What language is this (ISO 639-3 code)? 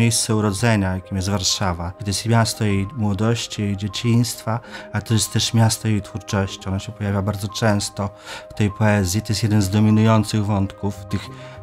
pol